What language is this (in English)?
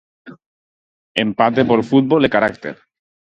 Galician